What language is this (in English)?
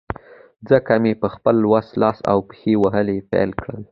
Pashto